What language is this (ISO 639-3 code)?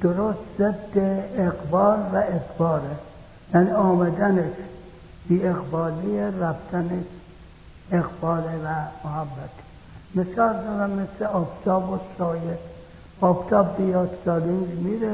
fas